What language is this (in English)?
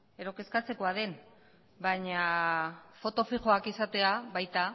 Basque